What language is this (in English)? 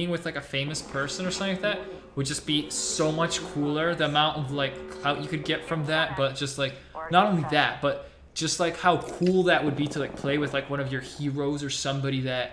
English